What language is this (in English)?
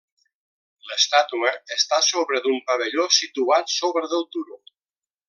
Catalan